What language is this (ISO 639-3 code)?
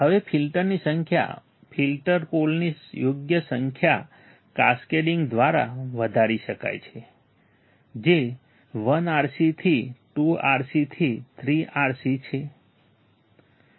guj